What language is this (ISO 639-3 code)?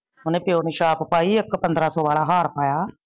pan